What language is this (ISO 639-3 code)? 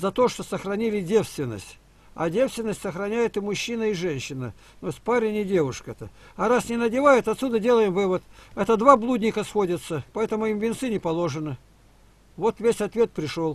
rus